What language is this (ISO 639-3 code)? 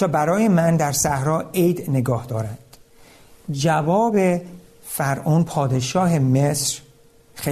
fas